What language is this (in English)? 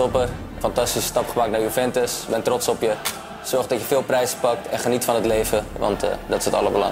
Dutch